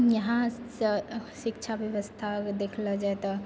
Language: Maithili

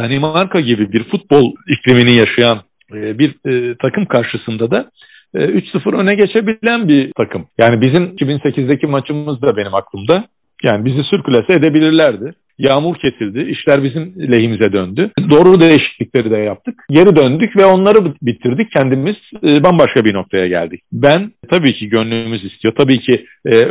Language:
Turkish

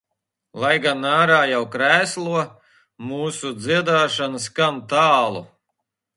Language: Latvian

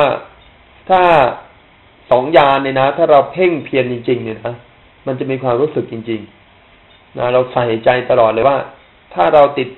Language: Thai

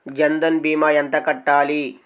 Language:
Telugu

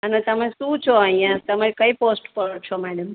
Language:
Gujarati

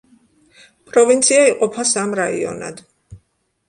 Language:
Georgian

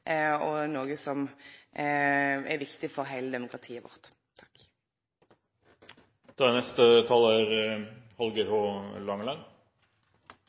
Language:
Norwegian Nynorsk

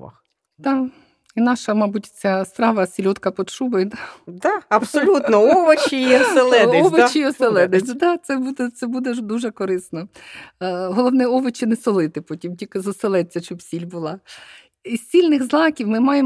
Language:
Ukrainian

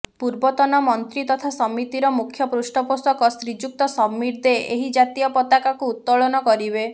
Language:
Odia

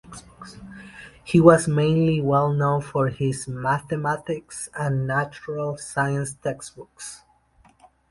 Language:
English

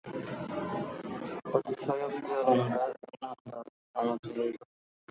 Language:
Bangla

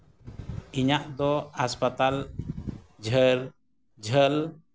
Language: Santali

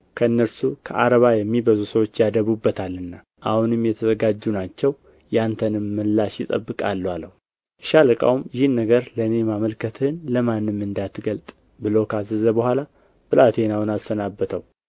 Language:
Amharic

